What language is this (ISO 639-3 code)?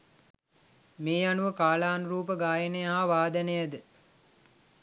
sin